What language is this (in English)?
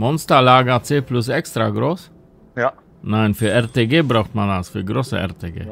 German